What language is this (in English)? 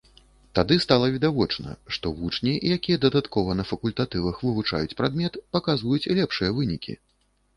Belarusian